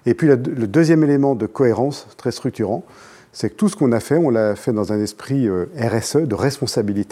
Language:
French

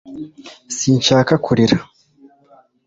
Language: Kinyarwanda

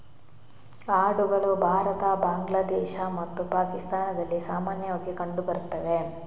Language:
Kannada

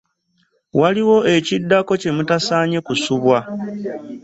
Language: Ganda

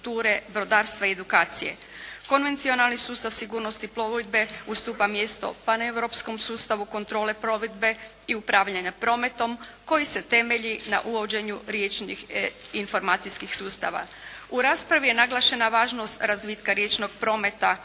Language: Croatian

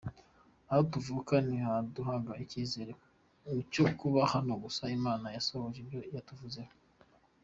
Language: Kinyarwanda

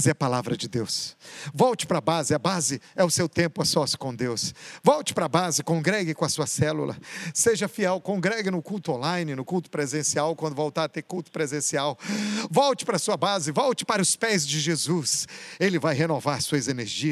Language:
Portuguese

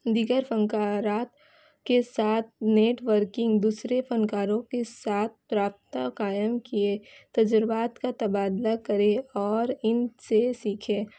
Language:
Urdu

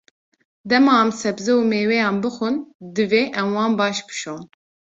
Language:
Kurdish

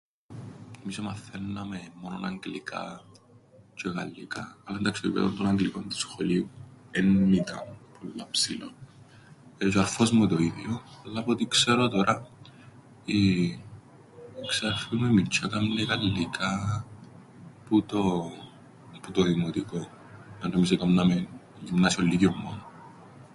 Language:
Greek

